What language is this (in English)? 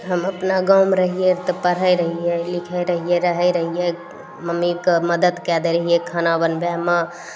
Maithili